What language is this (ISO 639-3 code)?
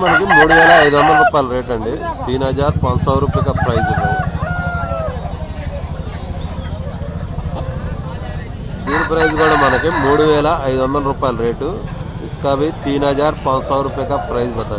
tel